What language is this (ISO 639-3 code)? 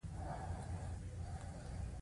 pus